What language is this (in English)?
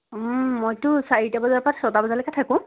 Assamese